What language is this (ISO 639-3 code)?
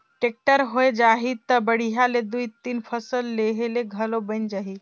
hne